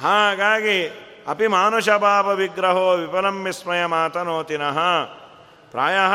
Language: Kannada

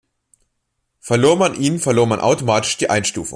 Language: German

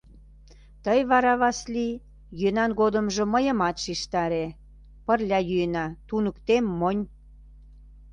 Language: Mari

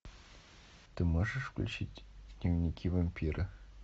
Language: Russian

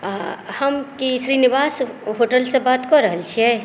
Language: Maithili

